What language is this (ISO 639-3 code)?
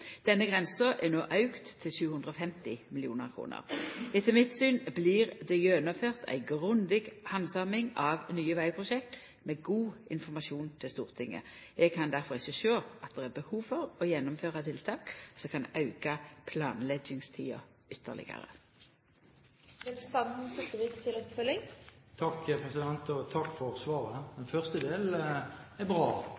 nno